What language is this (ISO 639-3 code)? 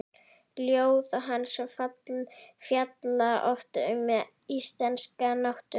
isl